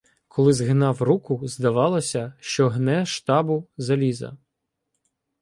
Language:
Ukrainian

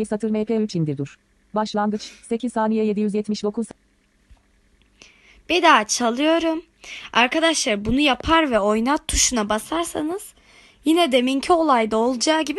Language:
Turkish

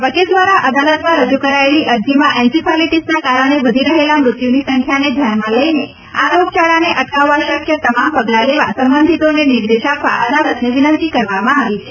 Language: Gujarati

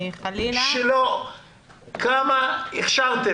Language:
Hebrew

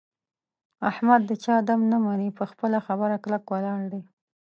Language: Pashto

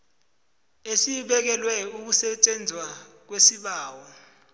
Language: South Ndebele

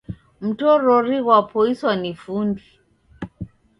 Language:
Taita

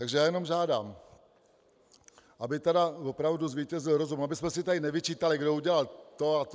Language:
Czech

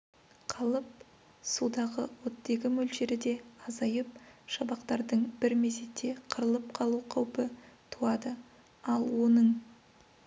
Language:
Kazakh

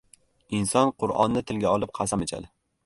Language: Uzbek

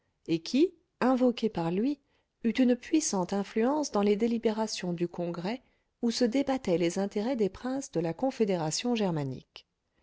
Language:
French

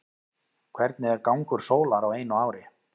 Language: Icelandic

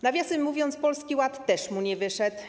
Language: Polish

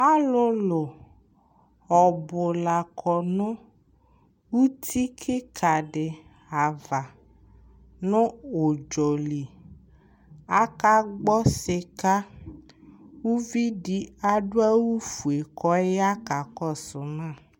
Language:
Ikposo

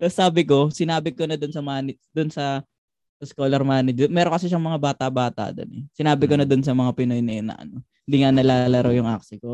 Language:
Filipino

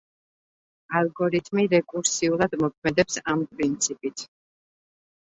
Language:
Georgian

